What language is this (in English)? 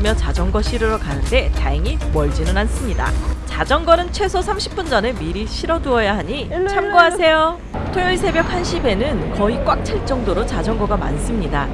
Korean